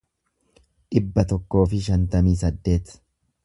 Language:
Oromo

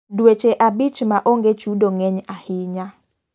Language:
Luo (Kenya and Tanzania)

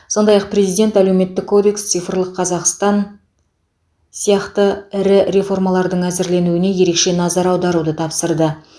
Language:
Kazakh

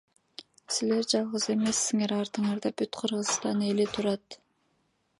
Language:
Kyrgyz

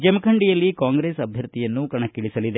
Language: Kannada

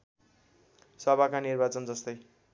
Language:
Nepali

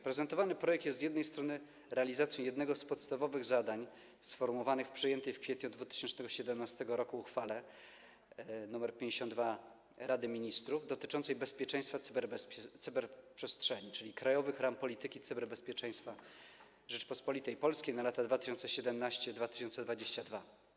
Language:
Polish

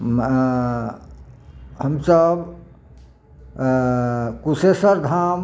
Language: Maithili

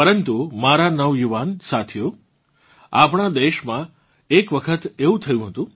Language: Gujarati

